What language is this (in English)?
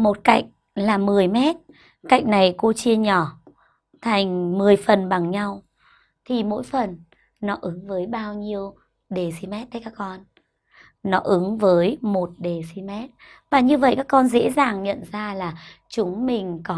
Vietnamese